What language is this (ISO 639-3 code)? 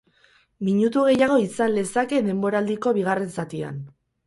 eus